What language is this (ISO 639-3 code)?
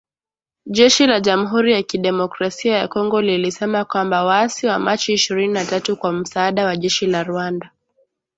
swa